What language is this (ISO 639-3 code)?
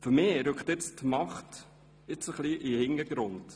gsw